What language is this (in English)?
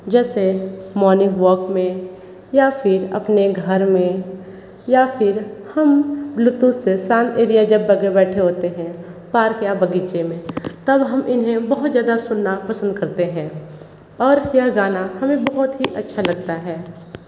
Hindi